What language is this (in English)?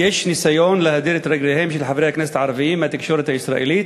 Hebrew